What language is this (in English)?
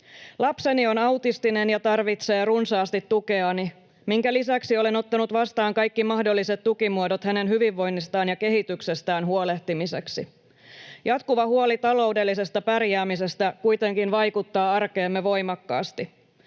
Finnish